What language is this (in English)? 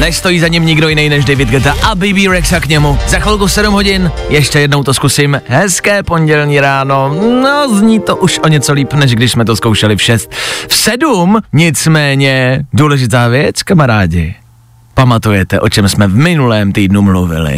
Czech